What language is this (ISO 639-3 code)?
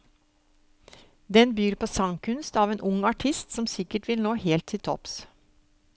nor